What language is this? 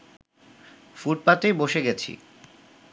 Bangla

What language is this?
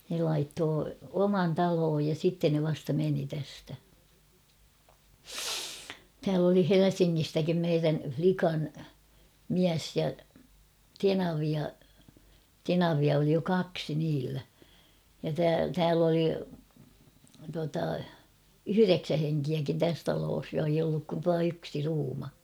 Finnish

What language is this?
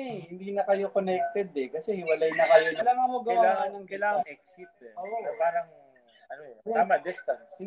Filipino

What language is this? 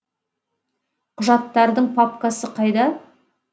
Kazakh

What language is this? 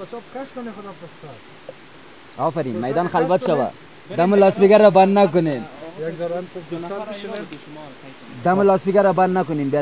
Persian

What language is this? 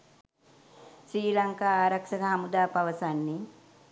Sinhala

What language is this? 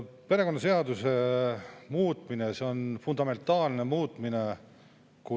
Estonian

